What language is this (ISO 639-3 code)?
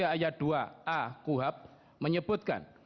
ind